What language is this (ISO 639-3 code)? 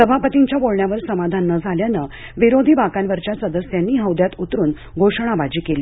mar